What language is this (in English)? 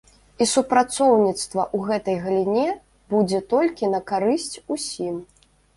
Belarusian